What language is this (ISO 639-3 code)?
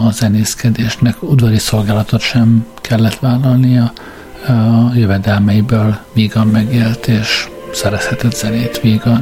hun